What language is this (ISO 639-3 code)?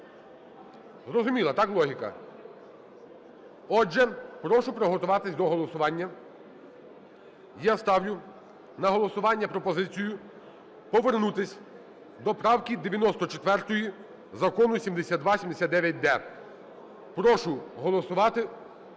ukr